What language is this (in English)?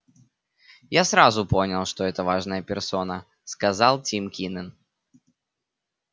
Russian